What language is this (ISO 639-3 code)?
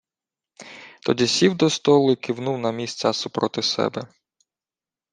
ukr